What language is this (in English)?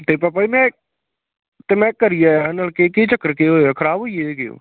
Dogri